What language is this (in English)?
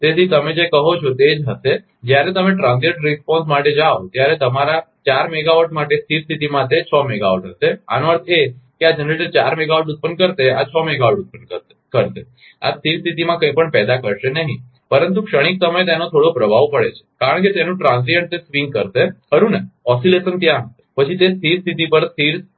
Gujarati